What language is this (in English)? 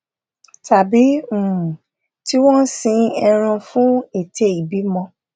Yoruba